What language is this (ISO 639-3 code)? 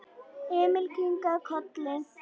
isl